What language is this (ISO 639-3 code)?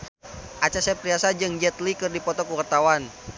sun